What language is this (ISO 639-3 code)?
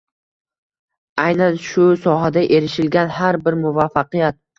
uzb